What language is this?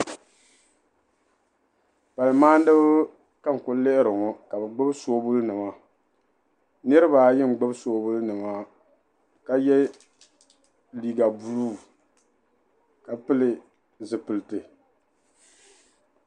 Dagbani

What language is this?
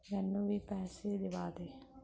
Punjabi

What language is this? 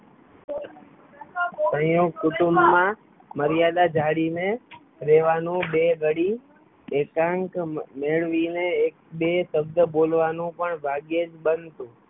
Gujarati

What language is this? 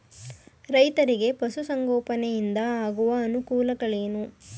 Kannada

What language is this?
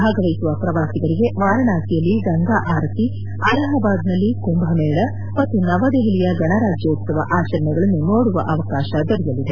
Kannada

